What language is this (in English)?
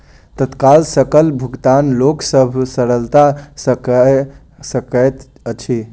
Maithili